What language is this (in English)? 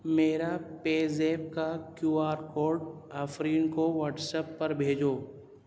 Urdu